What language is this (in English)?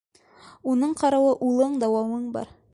Bashkir